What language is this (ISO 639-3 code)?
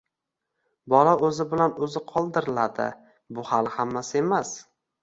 uzb